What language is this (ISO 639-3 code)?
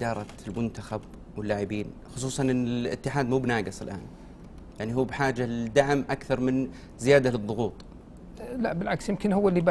ara